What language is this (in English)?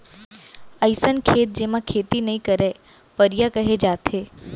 Chhattisgarhi